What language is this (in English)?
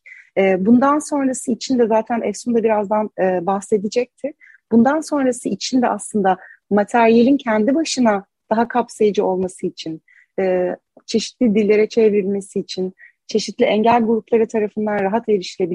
Turkish